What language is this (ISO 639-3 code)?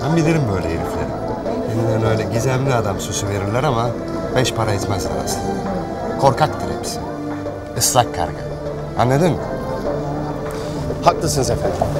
tur